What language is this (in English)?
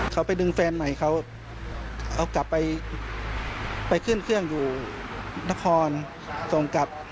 Thai